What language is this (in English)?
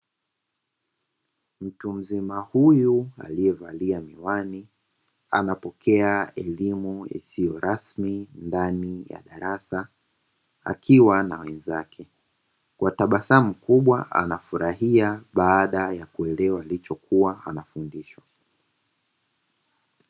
Swahili